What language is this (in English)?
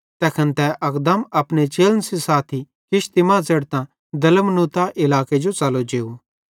Bhadrawahi